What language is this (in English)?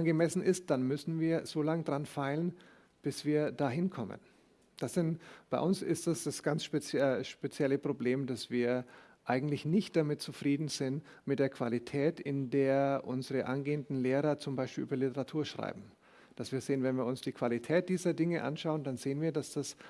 German